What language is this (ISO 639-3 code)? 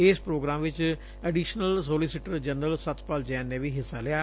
pan